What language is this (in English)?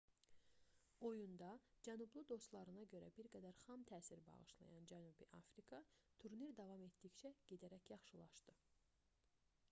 Azerbaijani